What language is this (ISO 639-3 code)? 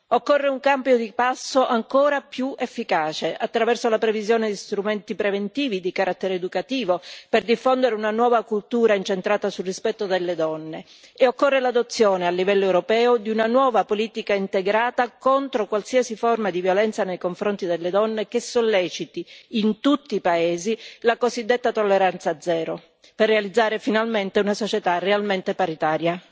ita